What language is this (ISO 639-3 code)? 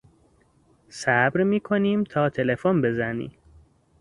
fas